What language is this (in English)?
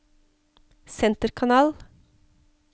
Norwegian